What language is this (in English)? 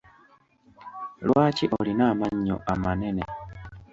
Ganda